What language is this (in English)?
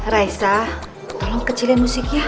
Indonesian